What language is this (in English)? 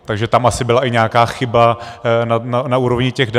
Czech